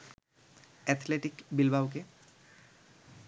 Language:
Bangla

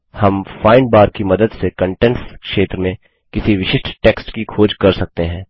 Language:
Hindi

